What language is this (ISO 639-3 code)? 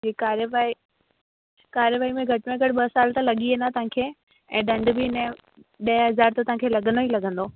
snd